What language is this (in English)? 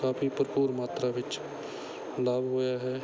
Punjabi